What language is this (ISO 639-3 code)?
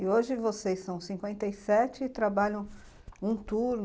por